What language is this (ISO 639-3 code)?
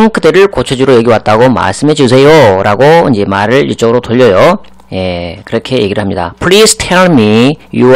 kor